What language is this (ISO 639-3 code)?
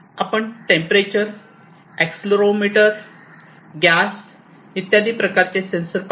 mar